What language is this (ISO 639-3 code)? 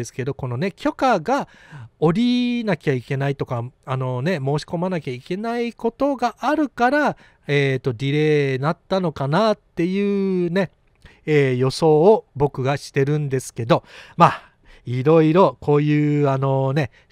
jpn